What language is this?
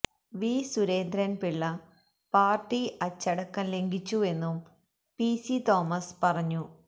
Malayalam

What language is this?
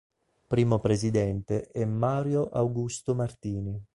Italian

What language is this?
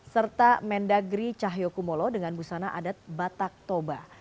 Indonesian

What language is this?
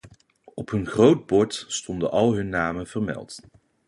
Dutch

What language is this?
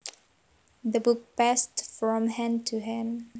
Javanese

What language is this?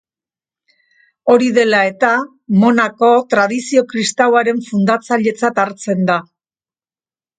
Basque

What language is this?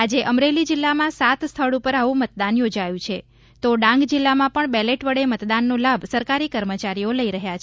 Gujarati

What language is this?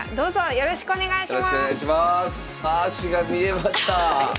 Japanese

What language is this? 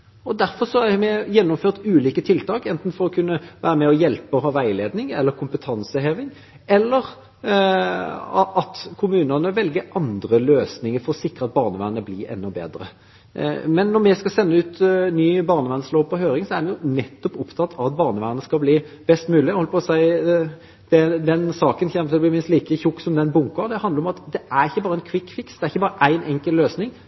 Norwegian Bokmål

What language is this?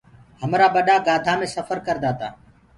Gurgula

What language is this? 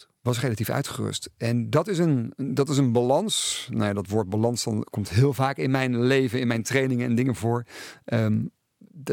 Dutch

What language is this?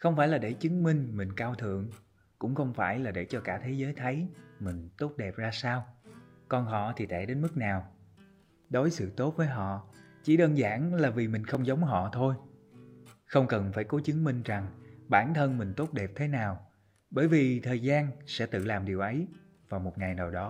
Vietnamese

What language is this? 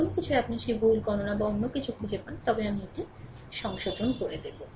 Bangla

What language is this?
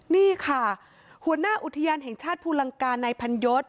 Thai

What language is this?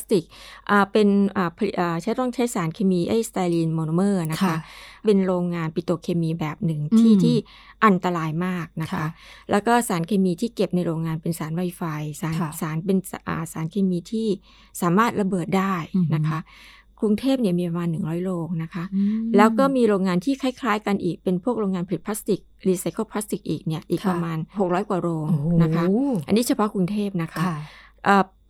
Thai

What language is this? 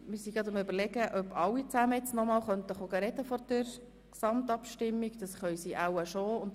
Swiss German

